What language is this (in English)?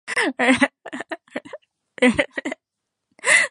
Yoruba